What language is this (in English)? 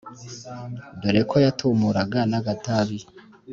Kinyarwanda